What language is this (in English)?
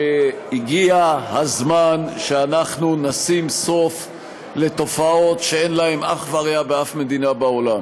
Hebrew